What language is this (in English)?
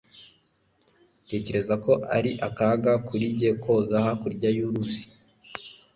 Kinyarwanda